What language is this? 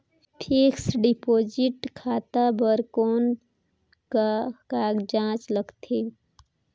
Chhattisgarhi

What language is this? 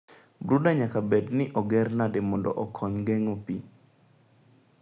Luo (Kenya and Tanzania)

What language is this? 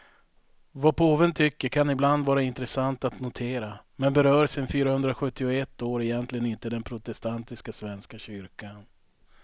Swedish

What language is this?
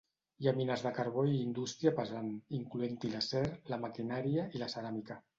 Catalan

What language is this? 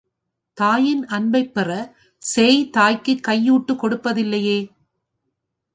Tamil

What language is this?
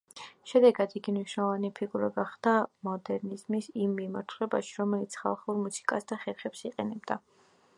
Georgian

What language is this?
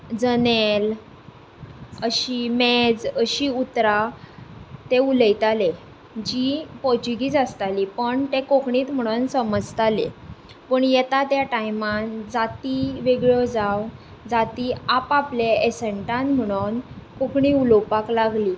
Konkani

